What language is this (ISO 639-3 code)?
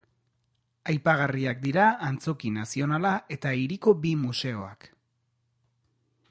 eus